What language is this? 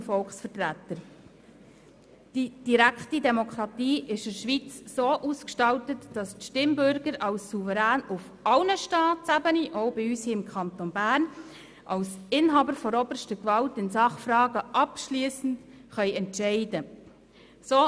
Swiss German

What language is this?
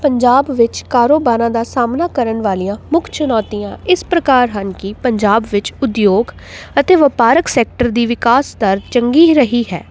Punjabi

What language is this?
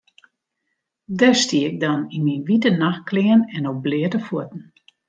Western Frisian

